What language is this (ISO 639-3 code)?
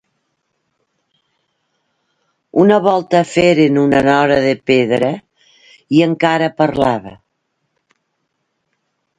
cat